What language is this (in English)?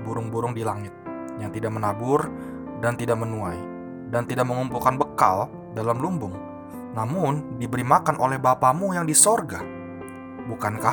Indonesian